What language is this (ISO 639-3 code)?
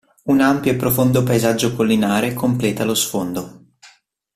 ita